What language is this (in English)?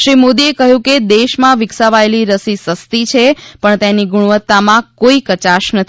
Gujarati